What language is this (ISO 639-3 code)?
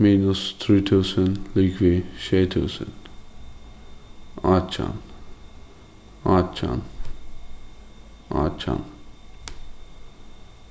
fao